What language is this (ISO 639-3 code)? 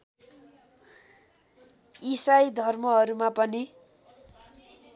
nep